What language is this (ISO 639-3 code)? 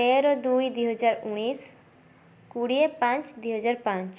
ori